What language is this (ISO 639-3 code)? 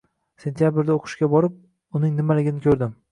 uzb